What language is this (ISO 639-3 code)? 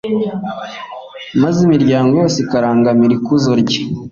kin